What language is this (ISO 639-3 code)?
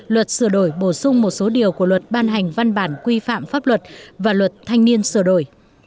vie